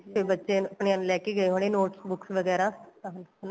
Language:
Punjabi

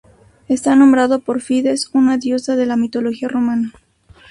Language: Spanish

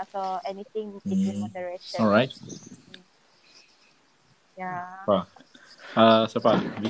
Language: Malay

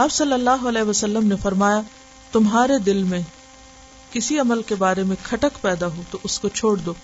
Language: Urdu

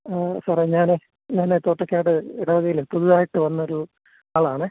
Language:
Malayalam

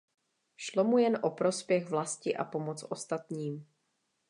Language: Czech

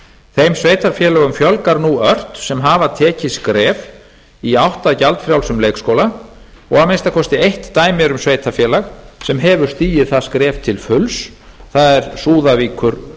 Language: Icelandic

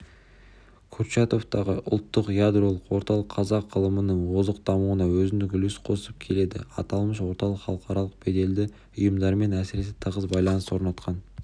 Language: Kazakh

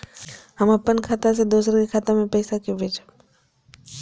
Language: Maithili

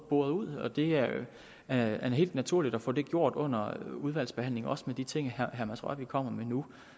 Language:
Danish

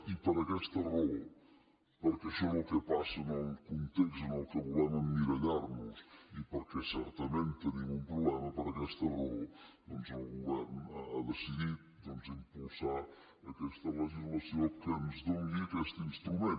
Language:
Catalan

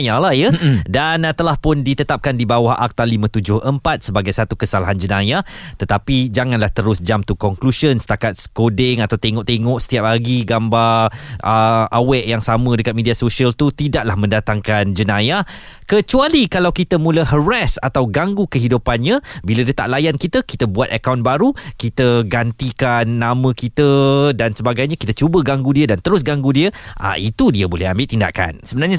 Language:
Malay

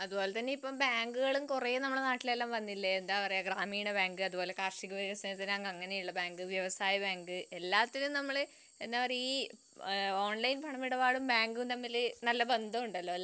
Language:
Malayalam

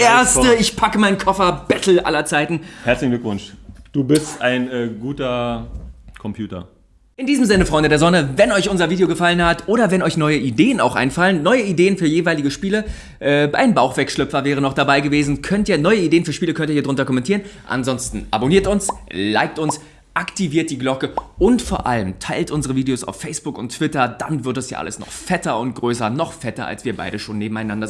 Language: German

